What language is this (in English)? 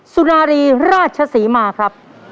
Thai